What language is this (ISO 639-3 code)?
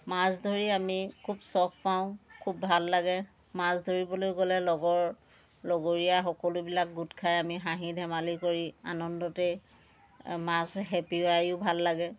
asm